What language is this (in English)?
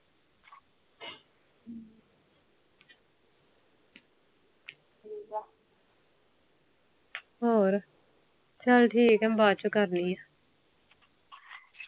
Punjabi